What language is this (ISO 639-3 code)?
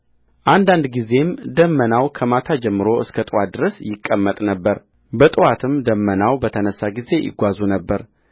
amh